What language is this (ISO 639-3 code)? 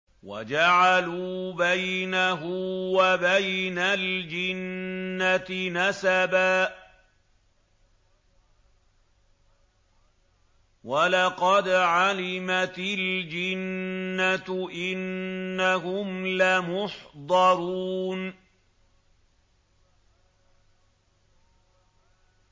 ara